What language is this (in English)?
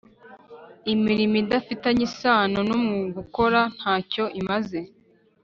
Kinyarwanda